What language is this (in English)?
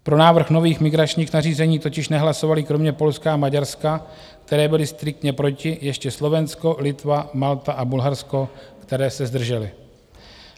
Czech